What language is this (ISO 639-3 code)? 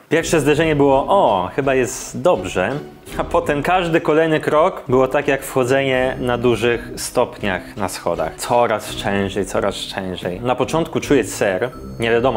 pol